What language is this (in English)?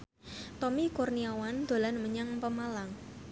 Javanese